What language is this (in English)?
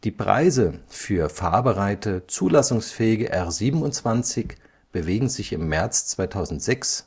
German